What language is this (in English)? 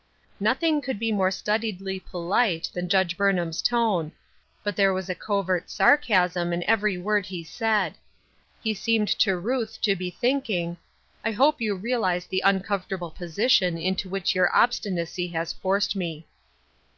English